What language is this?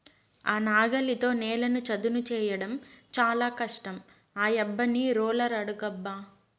Telugu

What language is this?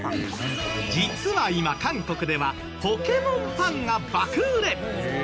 Japanese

